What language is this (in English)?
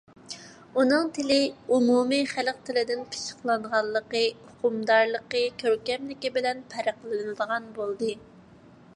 Uyghur